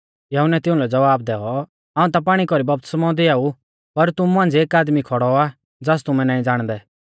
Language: Mahasu Pahari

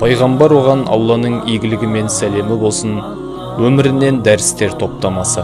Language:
Turkish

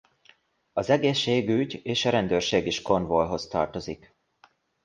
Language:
Hungarian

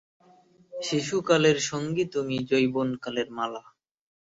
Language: Bangla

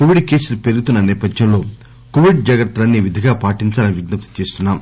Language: Telugu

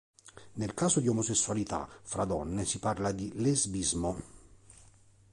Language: Italian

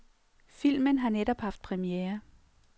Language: Danish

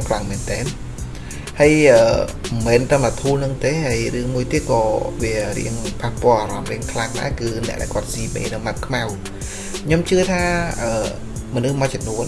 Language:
Vietnamese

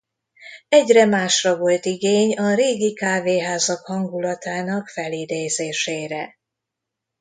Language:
Hungarian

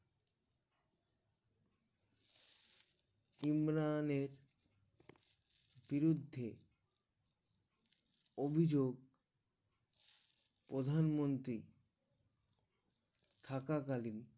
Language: Bangla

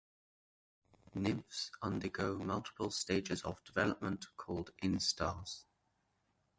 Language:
English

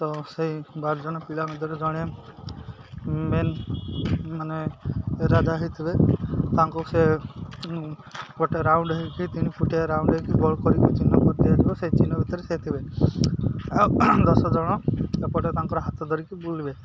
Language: Odia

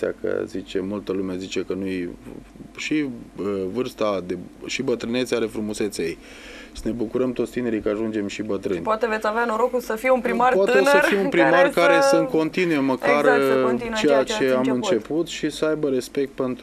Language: Romanian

